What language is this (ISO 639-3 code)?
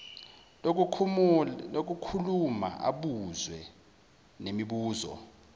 zul